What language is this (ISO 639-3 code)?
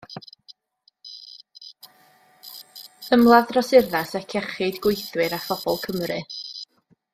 cym